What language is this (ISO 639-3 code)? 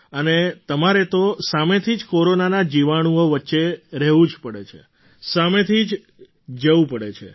guj